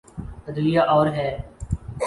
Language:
Urdu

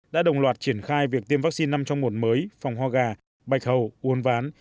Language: Vietnamese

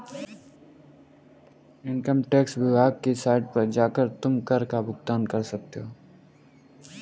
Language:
Hindi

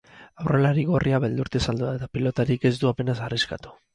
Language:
Basque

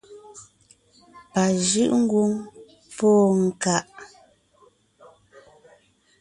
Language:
Ngiemboon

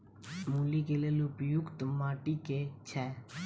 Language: Maithili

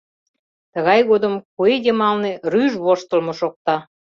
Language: Mari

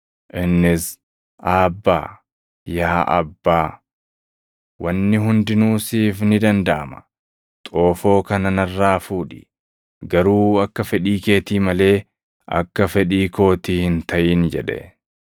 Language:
Oromo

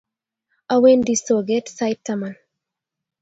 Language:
Kalenjin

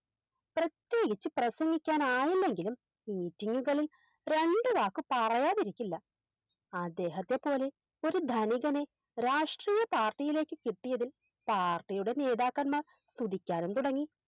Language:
Malayalam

